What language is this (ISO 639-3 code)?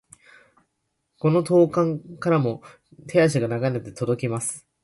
jpn